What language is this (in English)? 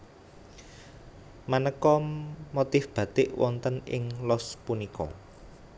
Javanese